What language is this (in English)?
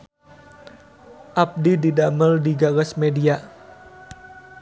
Sundanese